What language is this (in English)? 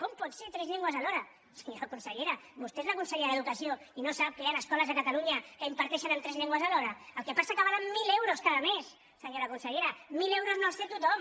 Catalan